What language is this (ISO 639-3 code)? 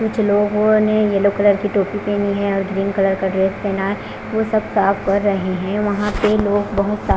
hin